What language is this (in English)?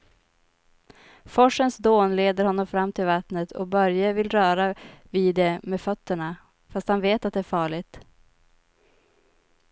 Swedish